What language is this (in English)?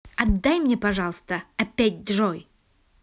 Russian